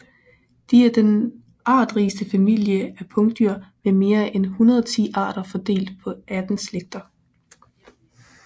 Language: Danish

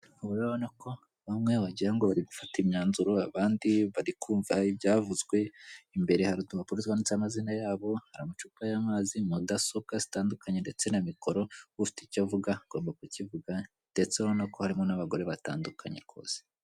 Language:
Kinyarwanda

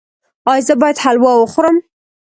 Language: Pashto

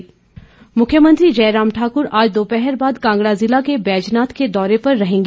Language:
Hindi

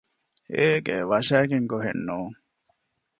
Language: Divehi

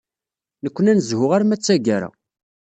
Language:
Kabyle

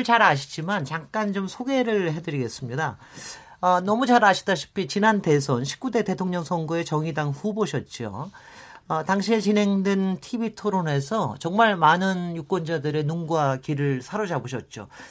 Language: Korean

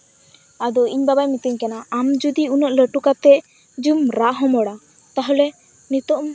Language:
Santali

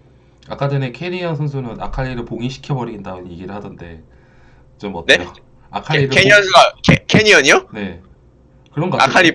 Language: Korean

